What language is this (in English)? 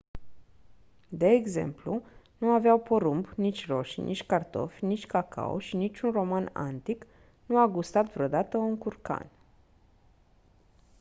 Romanian